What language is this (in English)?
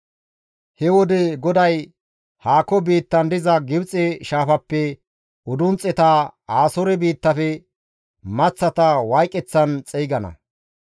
Gamo